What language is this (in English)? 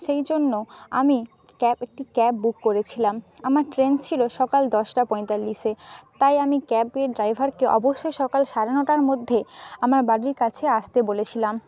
Bangla